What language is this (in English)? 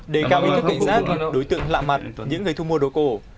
Vietnamese